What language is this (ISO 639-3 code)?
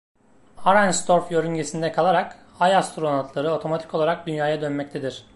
tur